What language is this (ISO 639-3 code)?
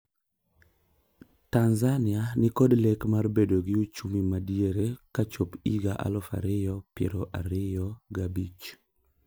luo